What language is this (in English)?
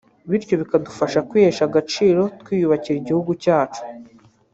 Kinyarwanda